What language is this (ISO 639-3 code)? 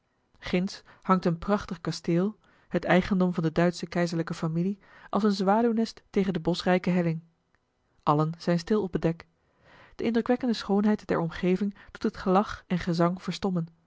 nld